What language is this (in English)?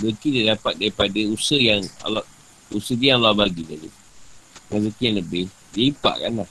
Malay